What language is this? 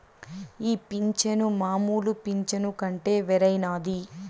Telugu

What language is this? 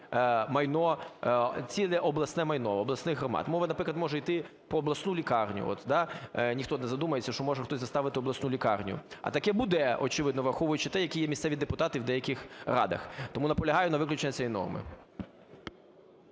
Ukrainian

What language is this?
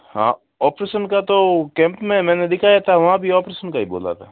Hindi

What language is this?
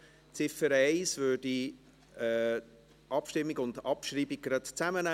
Swiss German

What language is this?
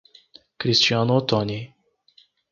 Portuguese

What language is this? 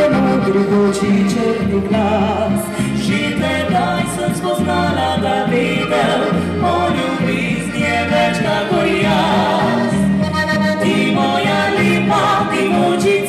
Romanian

